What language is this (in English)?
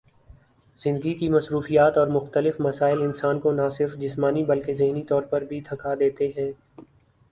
Urdu